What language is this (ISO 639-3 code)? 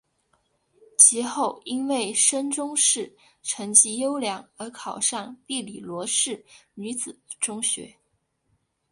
zho